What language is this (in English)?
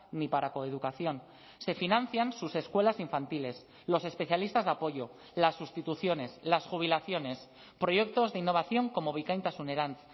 Spanish